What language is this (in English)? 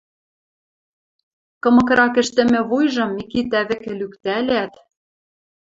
Western Mari